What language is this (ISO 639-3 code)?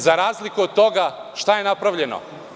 srp